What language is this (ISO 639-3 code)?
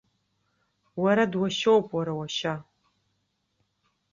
abk